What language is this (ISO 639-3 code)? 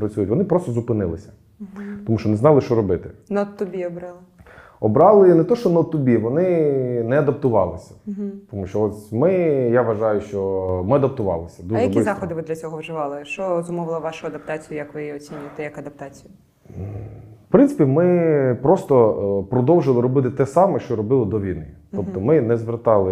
ukr